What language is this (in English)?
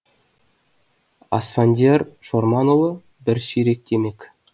Kazakh